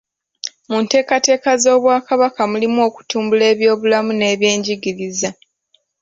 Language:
Ganda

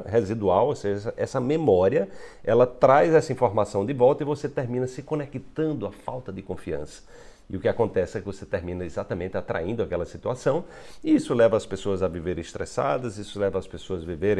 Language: Portuguese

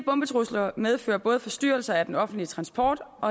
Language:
Danish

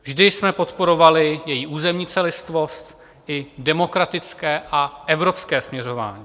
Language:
Czech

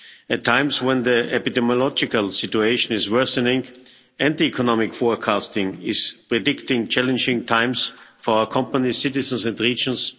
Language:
English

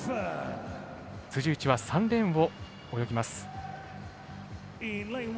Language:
Japanese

